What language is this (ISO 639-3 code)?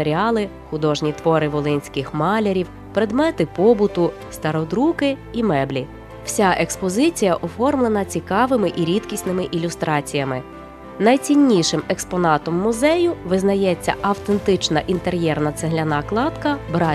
ukr